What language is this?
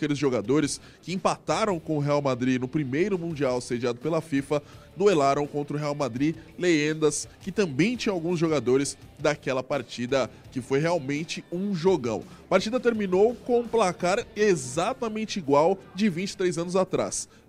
Portuguese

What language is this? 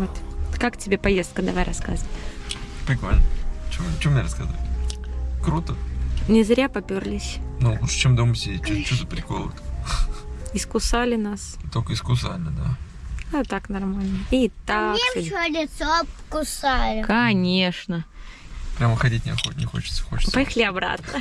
Russian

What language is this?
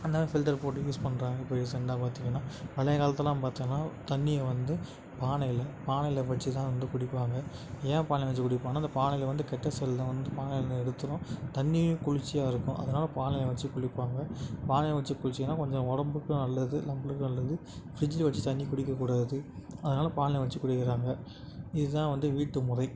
Tamil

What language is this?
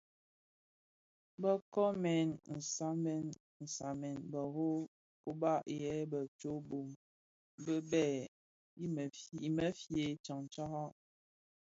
Bafia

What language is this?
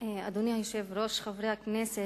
Hebrew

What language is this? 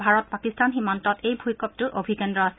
Assamese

